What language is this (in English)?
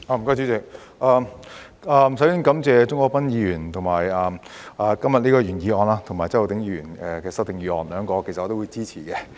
Cantonese